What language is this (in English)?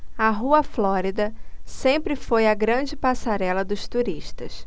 Portuguese